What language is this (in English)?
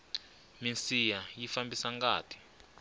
Tsonga